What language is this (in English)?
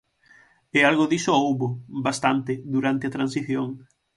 Galician